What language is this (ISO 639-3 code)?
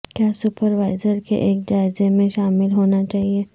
urd